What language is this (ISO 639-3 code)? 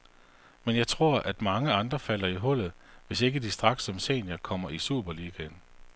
dan